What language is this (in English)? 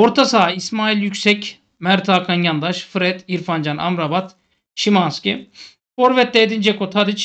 Turkish